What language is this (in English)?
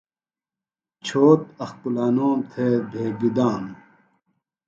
Phalura